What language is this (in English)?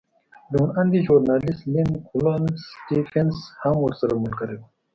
Pashto